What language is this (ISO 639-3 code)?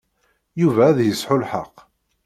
kab